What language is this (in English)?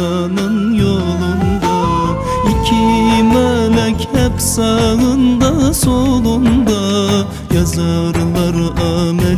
Turkish